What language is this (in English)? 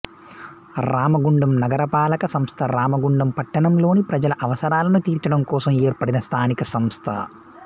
Telugu